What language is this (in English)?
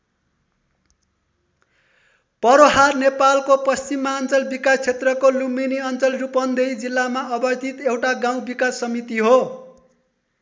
Nepali